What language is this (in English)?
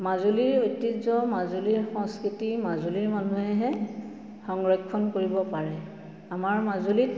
Assamese